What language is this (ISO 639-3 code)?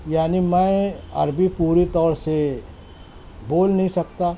urd